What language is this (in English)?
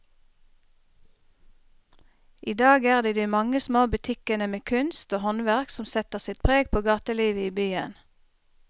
Norwegian